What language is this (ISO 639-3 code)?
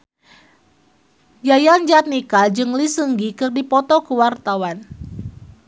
sun